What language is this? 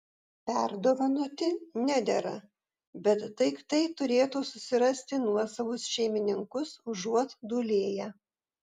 Lithuanian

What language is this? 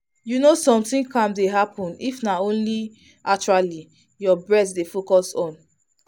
Nigerian Pidgin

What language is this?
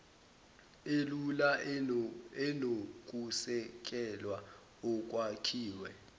Zulu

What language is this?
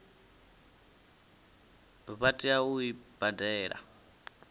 Venda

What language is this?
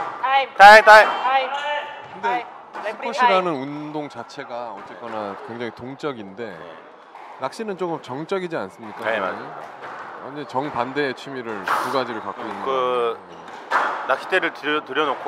Korean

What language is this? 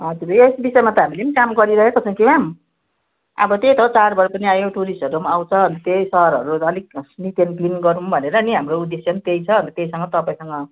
Nepali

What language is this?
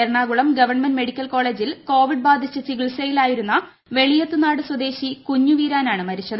Malayalam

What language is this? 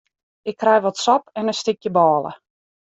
Western Frisian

